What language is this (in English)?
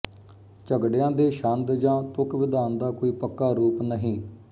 Punjabi